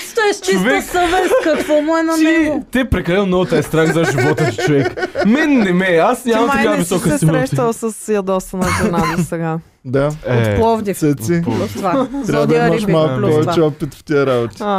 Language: Bulgarian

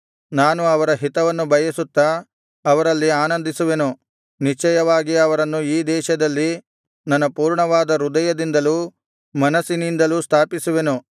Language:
Kannada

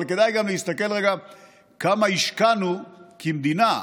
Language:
Hebrew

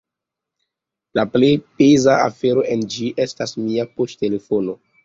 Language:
Esperanto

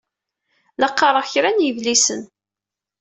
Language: Kabyle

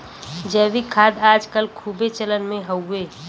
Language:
Bhojpuri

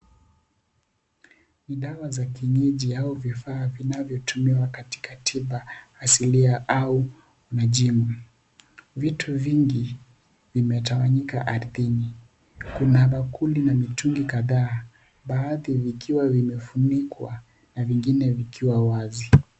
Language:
Swahili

